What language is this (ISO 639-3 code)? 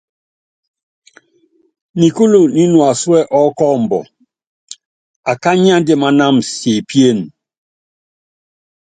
yav